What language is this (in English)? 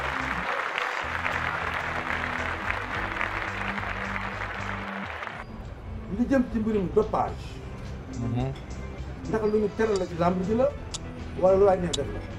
French